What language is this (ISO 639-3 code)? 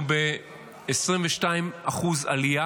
heb